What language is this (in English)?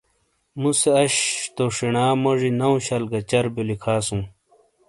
Shina